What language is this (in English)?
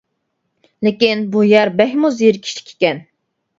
Uyghur